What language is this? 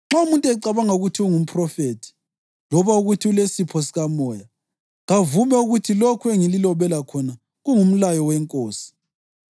North Ndebele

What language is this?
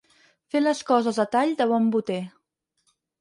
Catalan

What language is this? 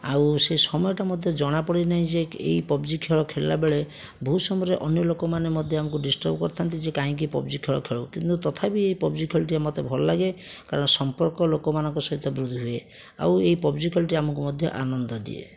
Odia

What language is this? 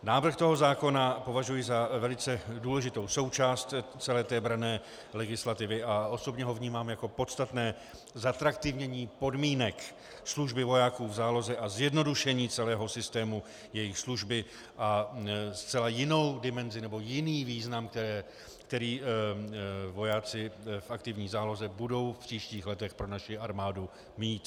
Czech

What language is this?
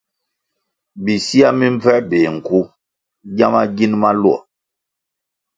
Kwasio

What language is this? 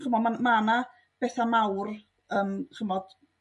Welsh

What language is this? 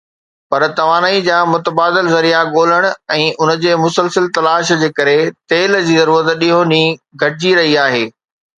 Sindhi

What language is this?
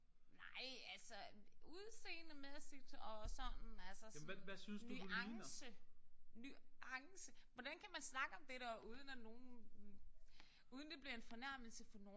Danish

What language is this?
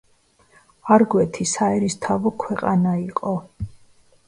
Georgian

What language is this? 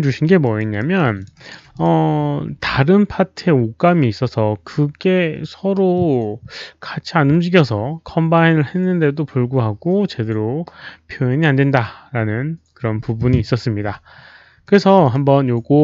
Korean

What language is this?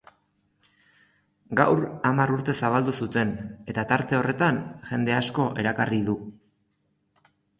Basque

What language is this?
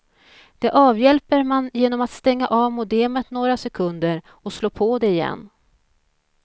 Swedish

